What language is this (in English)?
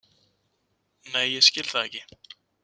Icelandic